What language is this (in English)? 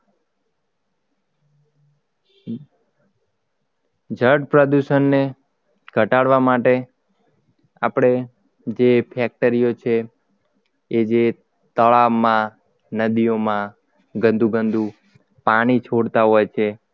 Gujarati